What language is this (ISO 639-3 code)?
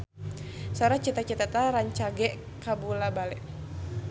sun